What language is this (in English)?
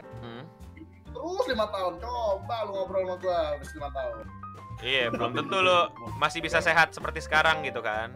Indonesian